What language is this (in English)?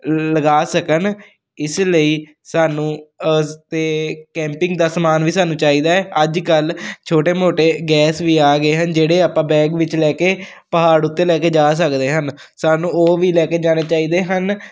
Punjabi